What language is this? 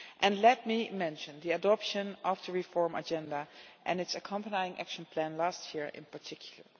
English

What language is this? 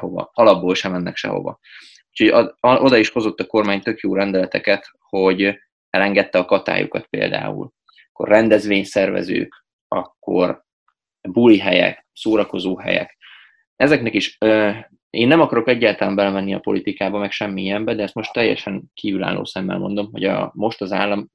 Hungarian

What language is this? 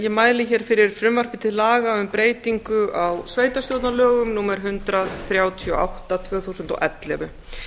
Icelandic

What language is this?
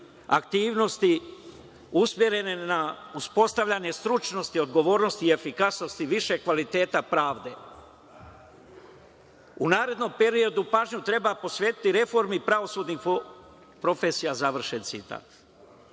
Serbian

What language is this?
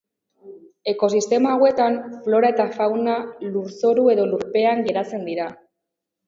Basque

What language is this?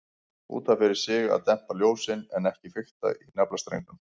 Icelandic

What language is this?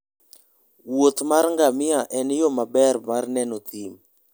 Luo (Kenya and Tanzania)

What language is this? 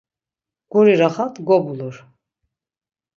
Laz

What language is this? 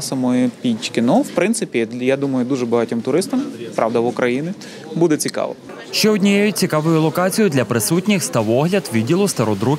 Ukrainian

